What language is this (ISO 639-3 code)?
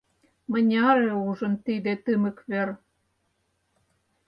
chm